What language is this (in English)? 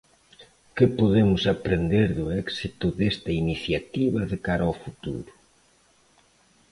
Galician